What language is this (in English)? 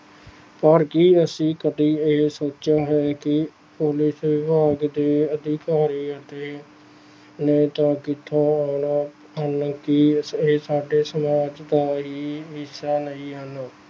Punjabi